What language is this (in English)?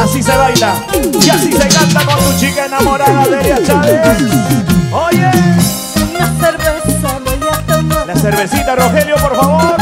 Spanish